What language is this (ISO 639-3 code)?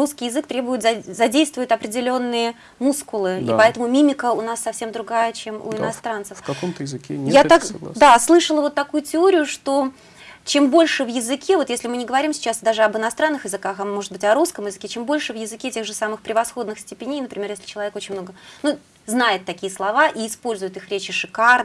rus